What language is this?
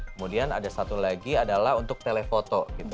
Indonesian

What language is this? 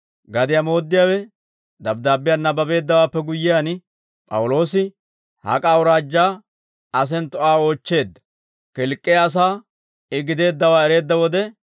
Dawro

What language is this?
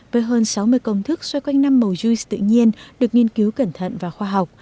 Vietnamese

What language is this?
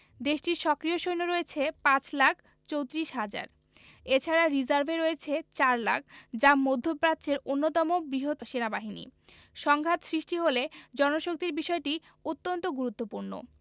Bangla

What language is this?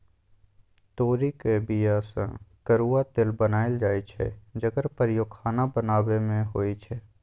Maithili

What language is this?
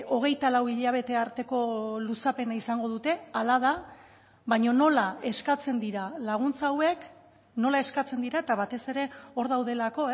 Basque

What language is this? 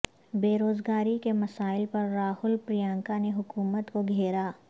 Urdu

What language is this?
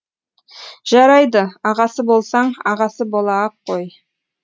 Kazakh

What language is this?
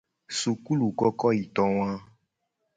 Gen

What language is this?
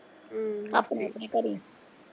Punjabi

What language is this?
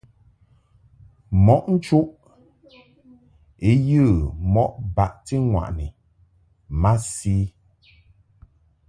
Mungaka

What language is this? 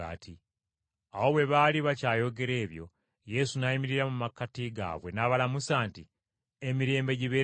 Ganda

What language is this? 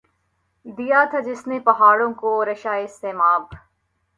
Urdu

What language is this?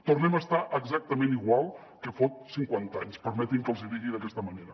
Catalan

